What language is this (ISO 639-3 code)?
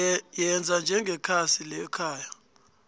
nbl